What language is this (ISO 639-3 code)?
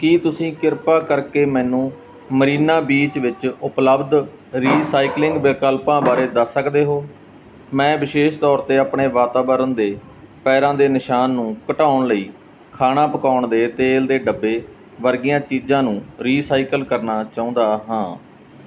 pan